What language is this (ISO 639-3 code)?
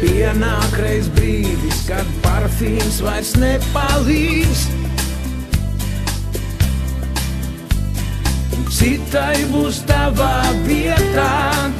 lav